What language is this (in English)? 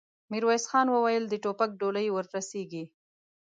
Pashto